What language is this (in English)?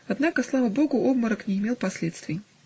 Russian